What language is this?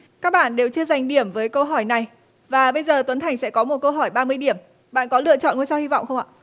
Vietnamese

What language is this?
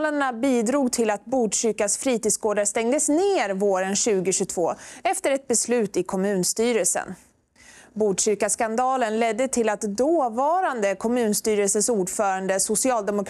Swedish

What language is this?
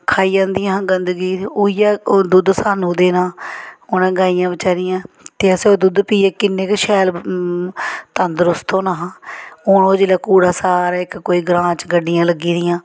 Dogri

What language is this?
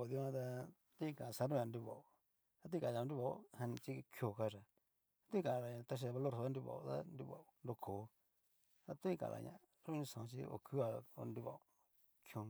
Cacaloxtepec Mixtec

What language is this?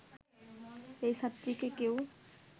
Bangla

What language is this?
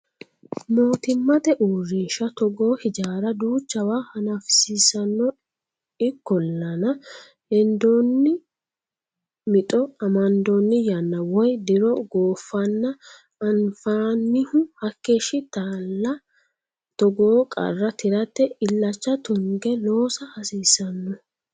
Sidamo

